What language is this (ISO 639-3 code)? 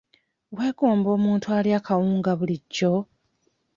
lug